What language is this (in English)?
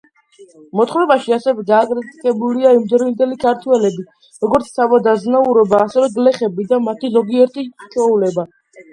Georgian